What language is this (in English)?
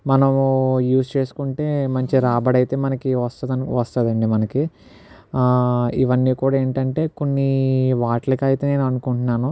Telugu